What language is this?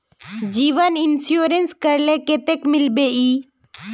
Magahi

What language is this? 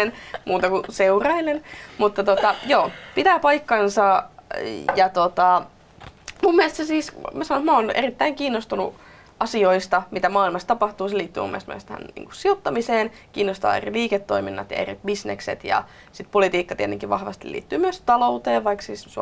Finnish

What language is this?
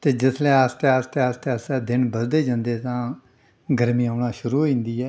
Dogri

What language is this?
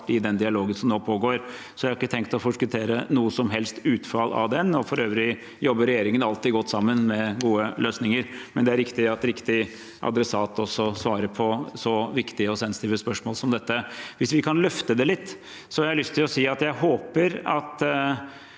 Norwegian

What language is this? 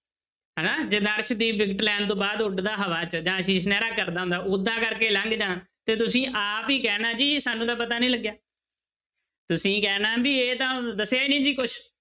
Punjabi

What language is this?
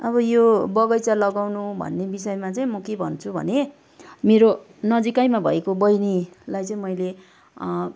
Nepali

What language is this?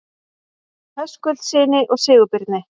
Icelandic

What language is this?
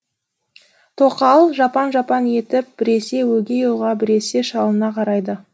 Kazakh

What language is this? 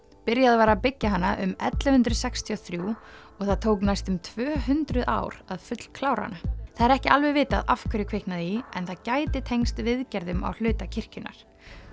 Icelandic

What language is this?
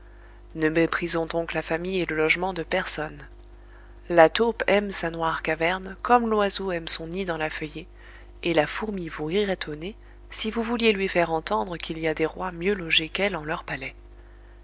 French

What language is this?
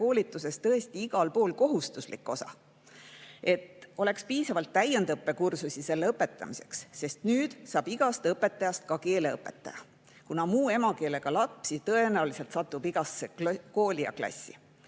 Estonian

